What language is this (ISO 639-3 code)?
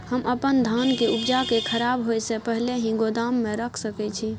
mai